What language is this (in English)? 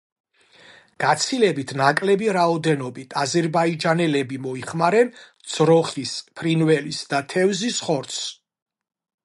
Georgian